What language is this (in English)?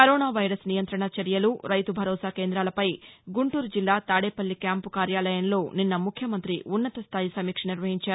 Telugu